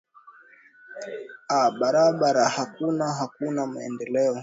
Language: Swahili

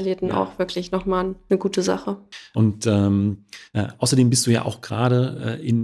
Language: German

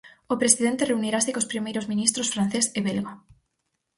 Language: Galician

